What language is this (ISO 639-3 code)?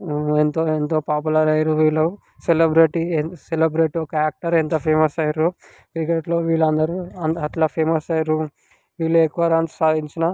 tel